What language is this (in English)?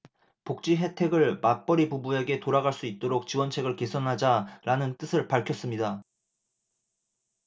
Korean